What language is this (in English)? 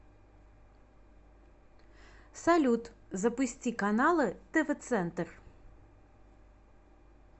Russian